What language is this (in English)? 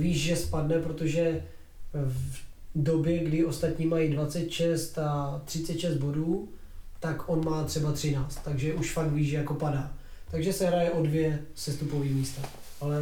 Czech